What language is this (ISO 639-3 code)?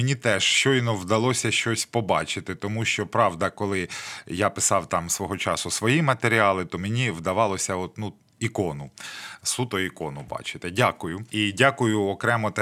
ukr